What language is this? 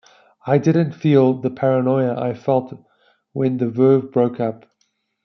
English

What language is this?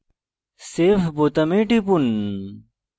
Bangla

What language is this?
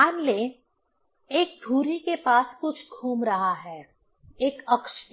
Hindi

